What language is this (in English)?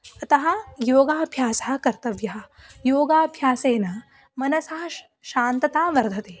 Sanskrit